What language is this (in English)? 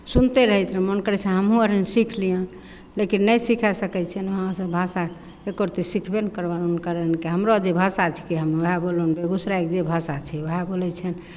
Maithili